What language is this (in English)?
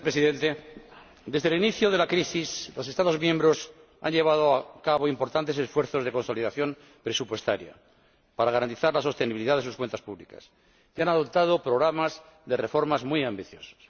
Spanish